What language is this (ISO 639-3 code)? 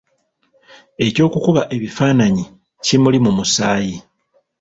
lug